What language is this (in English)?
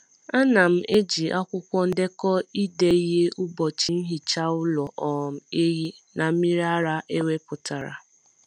Igbo